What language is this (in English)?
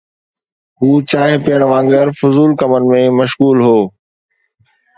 Sindhi